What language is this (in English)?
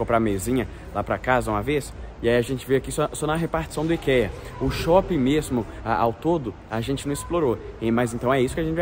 Portuguese